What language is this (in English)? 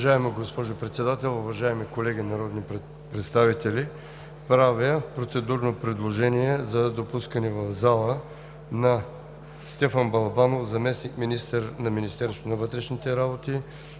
Bulgarian